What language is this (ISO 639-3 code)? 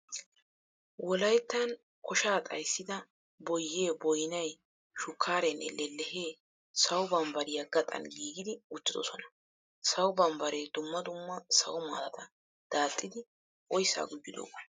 wal